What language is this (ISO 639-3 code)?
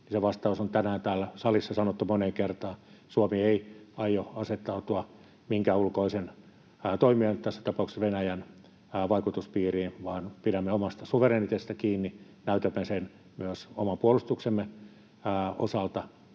fin